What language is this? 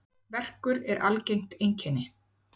Icelandic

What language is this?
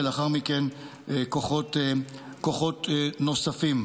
Hebrew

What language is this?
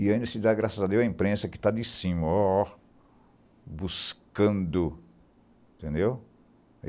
Portuguese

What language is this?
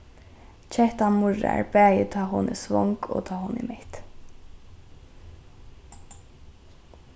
Faroese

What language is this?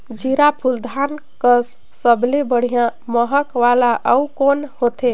Chhattisgarhi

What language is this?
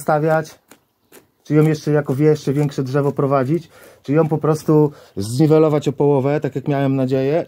Polish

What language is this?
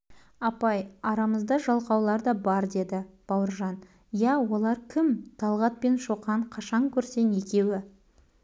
Kazakh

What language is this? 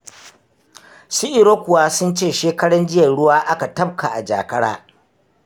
Hausa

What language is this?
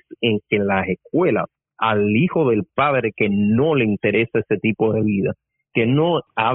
Spanish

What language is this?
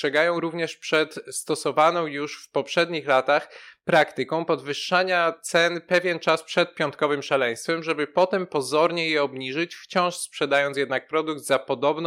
Polish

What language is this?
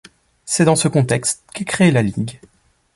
French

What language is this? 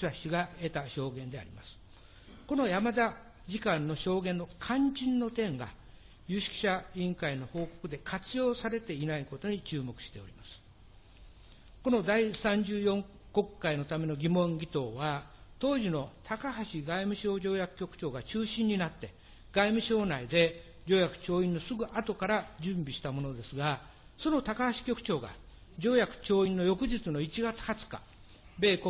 Japanese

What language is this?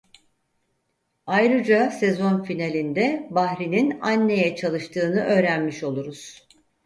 Turkish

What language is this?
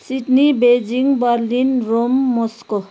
Nepali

